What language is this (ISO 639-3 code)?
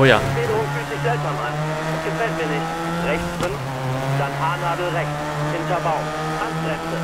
deu